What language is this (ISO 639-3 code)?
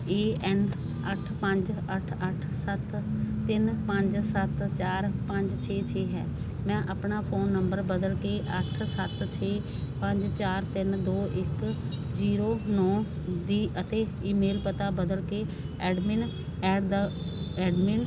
pan